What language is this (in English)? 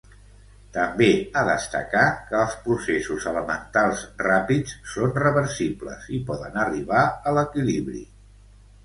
Catalan